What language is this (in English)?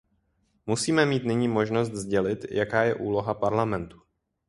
Czech